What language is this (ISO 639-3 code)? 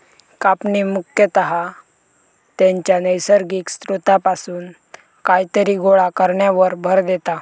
mar